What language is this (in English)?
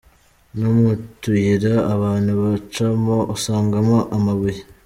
Kinyarwanda